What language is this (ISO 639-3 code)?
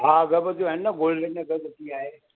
snd